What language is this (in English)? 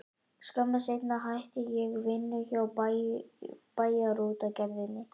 Icelandic